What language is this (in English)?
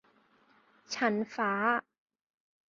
Thai